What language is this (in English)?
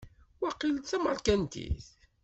Kabyle